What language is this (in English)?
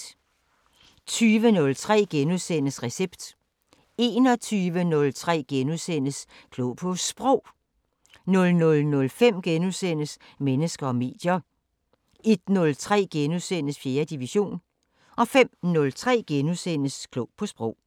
Danish